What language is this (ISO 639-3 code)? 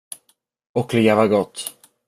swe